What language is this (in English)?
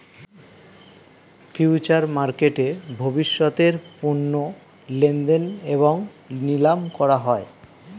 Bangla